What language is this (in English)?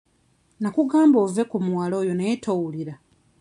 Ganda